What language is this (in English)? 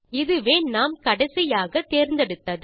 Tamil